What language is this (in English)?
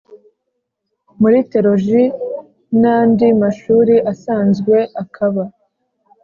Kinyarwanda